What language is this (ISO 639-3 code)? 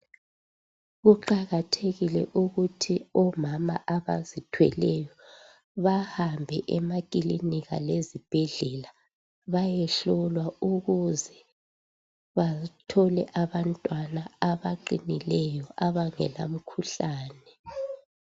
nde